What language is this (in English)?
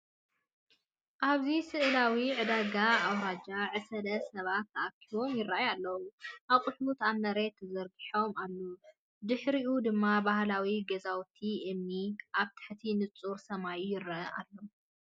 Tigrinya